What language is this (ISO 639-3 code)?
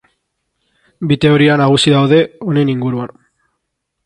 eus